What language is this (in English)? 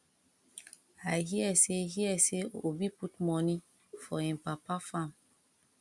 Nigerian Pidgin